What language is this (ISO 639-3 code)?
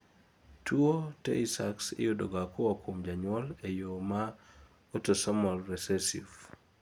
luo